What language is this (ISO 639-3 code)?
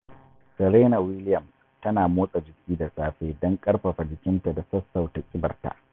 hau